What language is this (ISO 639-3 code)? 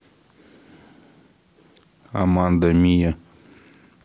rus